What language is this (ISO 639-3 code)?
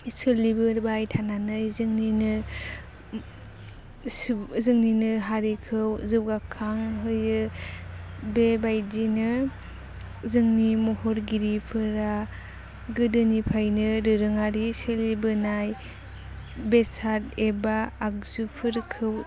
brx